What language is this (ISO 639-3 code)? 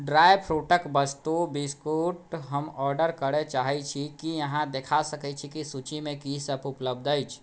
mai